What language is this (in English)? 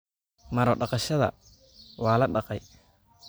Somali